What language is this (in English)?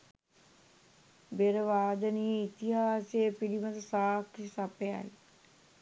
Sinhala